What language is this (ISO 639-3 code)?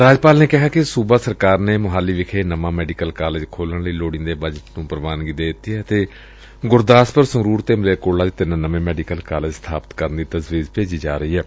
pan